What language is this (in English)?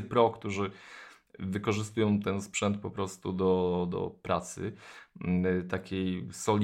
Polish